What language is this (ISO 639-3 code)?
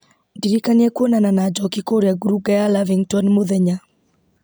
kik